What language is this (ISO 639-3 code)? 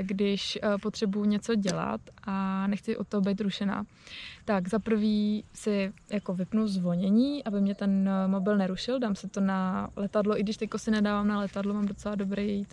ces